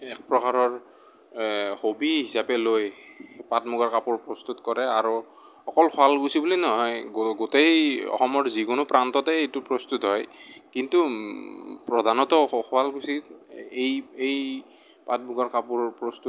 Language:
Assamese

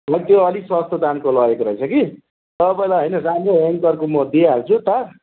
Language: Nepali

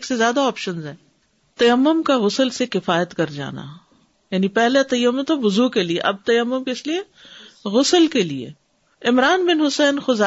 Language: Urdu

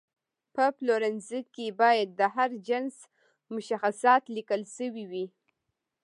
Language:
Pashto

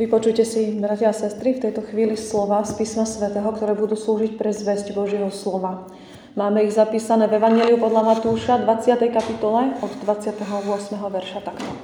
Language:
Slovak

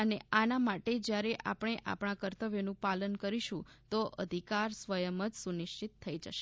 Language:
Gujarati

